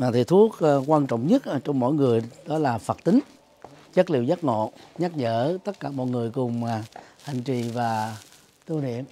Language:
Vietnamese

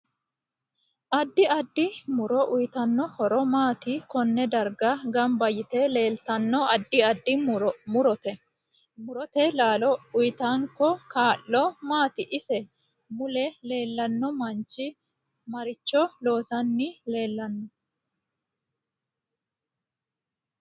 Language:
Sidamo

